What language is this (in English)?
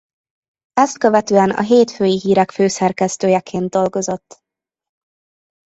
Hungarian